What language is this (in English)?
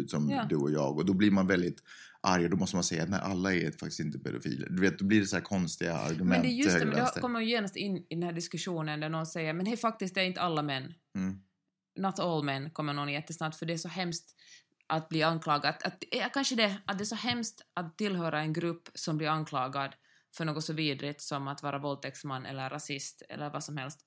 Swedish